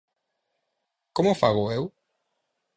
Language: Galician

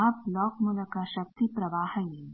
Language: Kannada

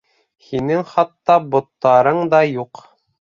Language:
Bashkir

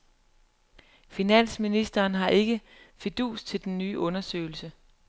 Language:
Danish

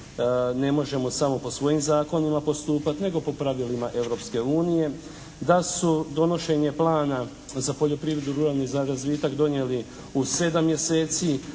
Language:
Croatian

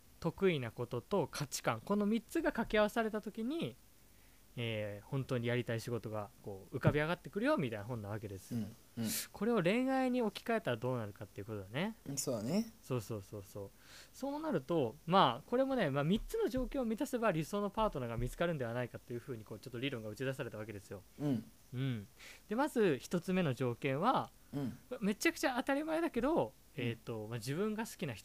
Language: Japanese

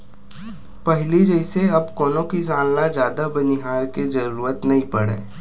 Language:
Chhattisgarhi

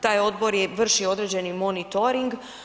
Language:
Croatian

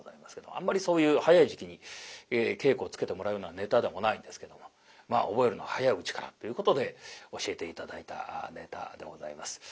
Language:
Japanese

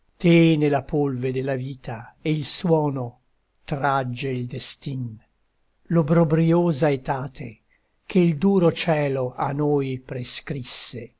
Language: Italian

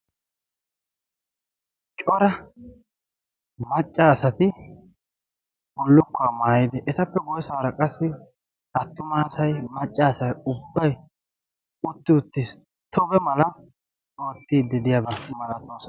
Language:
Wolaytta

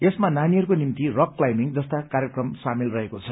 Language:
Nepali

